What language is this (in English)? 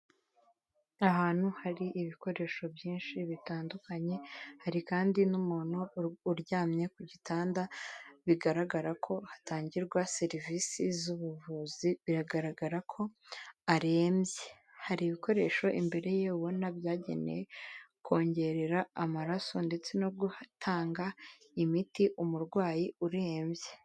Kinyarwanda